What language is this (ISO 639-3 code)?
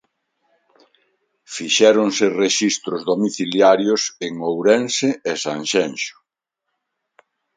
glg